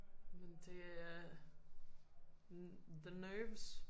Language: Danish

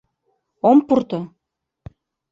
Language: Mari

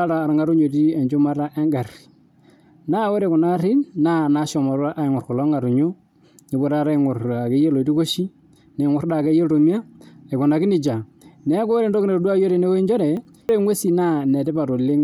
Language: Masai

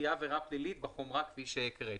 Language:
Hebrew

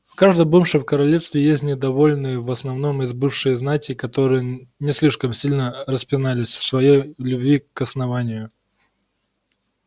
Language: Russian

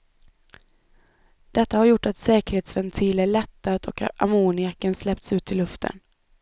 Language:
Swedish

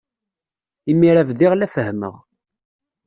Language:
Kabyle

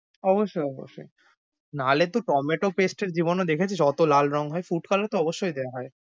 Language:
Bangla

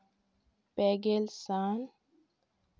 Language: Santali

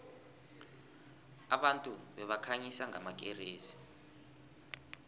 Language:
South Ndebele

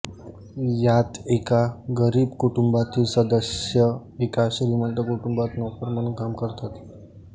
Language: Marathi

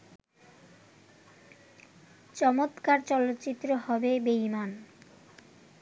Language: Bangla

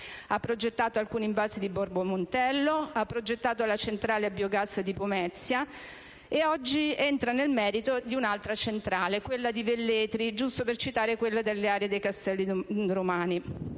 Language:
Italian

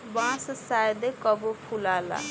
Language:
Bhojpuri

